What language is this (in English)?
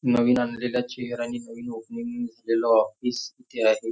Marathi